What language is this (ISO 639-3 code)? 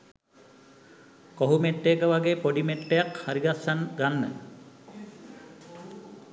sin